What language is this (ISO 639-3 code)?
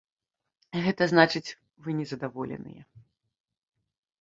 bel